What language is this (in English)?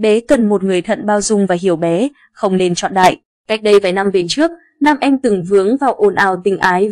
Vietnamese